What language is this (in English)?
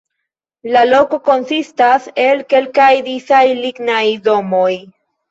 Esperanto